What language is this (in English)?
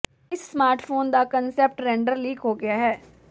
Punjabi